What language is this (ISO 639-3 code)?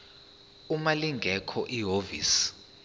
zul